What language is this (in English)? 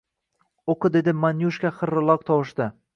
Uzbek